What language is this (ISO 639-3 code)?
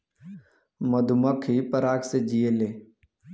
bho